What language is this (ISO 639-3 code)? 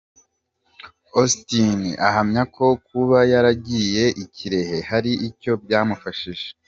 kin